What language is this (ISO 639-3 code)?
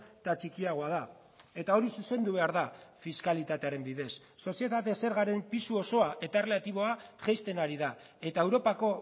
eus